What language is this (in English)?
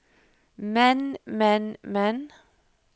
Norwegian